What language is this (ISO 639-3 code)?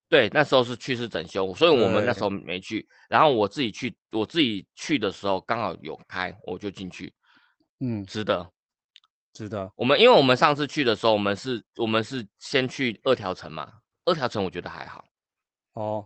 zho